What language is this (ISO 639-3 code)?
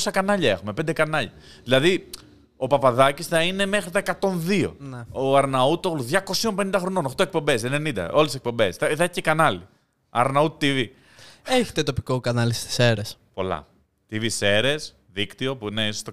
ell